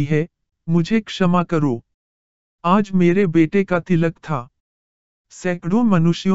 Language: Hindi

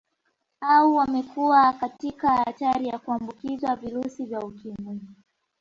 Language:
Swahili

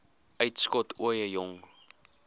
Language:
Afrikaans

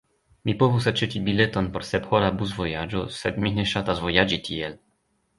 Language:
Esperanto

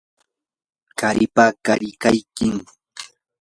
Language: Yanahuanca Pasco Quechua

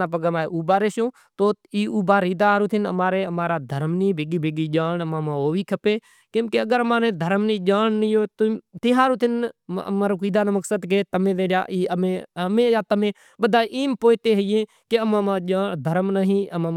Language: Kachi Koli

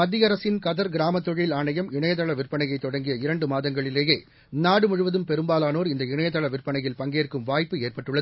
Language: Tamil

